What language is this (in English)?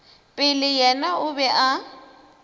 Northern Sotho